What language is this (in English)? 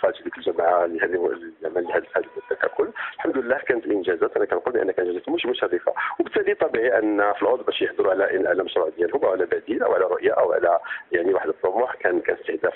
Arabic